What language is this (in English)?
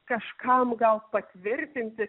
Lithuanian